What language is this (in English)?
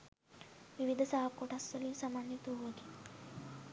Sinhala